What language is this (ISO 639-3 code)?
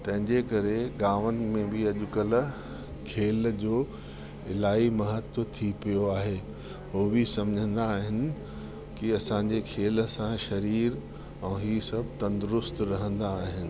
snd